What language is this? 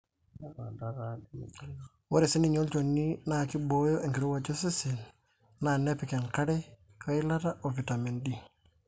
Masai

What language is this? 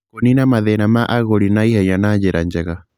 Kikuyu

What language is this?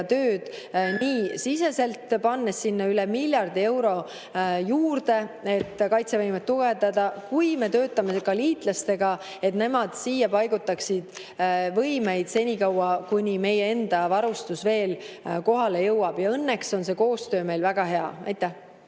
Estonian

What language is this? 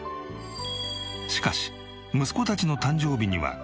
Japanese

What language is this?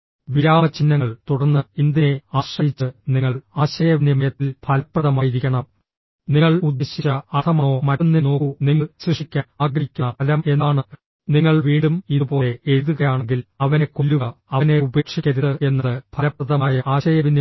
Malayalam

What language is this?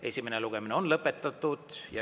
Estonian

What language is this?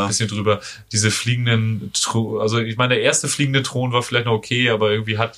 German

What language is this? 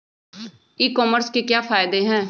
Magahi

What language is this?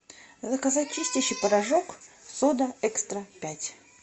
Russian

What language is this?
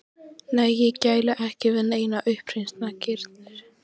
Icelandic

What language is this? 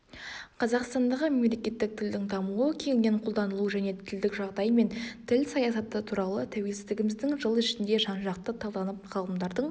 Kazakh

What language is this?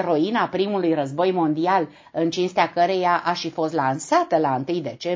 Romanian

